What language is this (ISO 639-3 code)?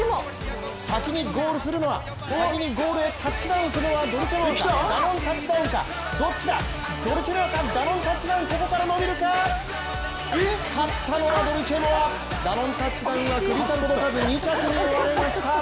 jpn